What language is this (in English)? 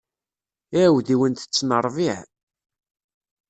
Kabyle